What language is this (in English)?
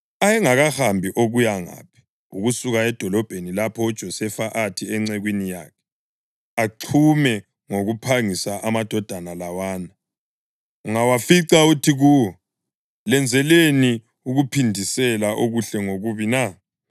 North Ndebele